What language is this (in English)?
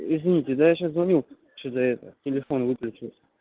Russian